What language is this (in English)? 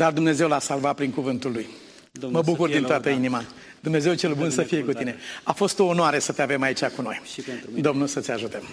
Romanian